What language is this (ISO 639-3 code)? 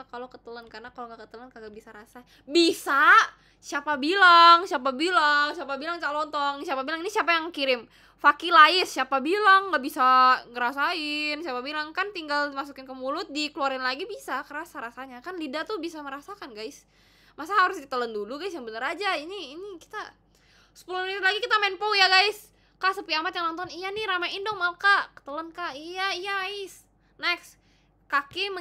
ind